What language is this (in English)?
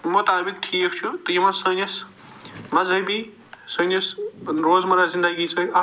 Kashmiri